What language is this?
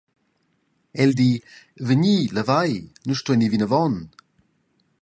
Romansh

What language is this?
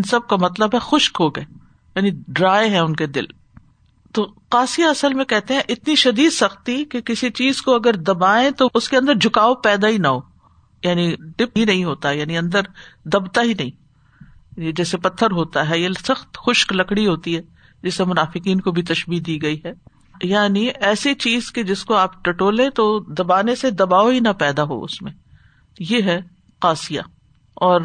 Urdu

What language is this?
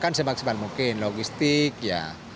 Indonesian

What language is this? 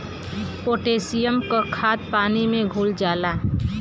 Bhojpuri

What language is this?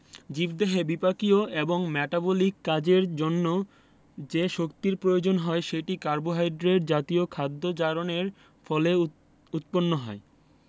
Bangla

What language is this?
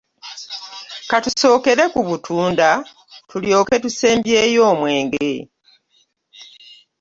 Ganda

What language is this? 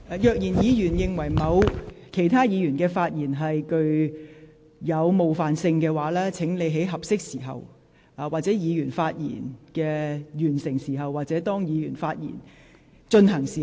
Cantonese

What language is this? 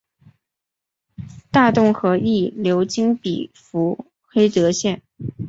Chinese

